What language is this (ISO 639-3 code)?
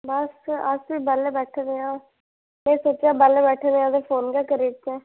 doi